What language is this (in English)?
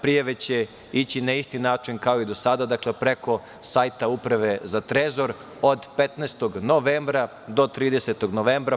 Serbian